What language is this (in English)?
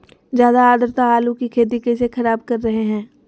Magahi